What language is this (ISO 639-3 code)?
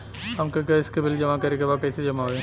bho